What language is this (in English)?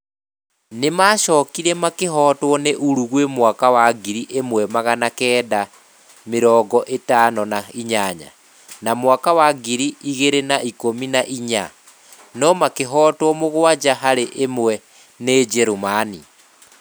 Kikuyu